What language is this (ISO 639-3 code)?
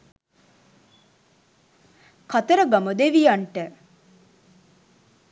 sin